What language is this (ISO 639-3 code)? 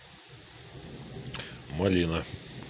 rus